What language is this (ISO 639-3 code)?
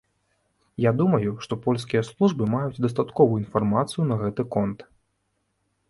bel